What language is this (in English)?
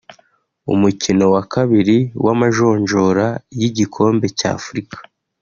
Kinyarwanda